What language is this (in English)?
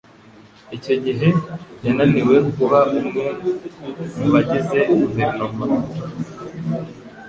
Kinyarwanda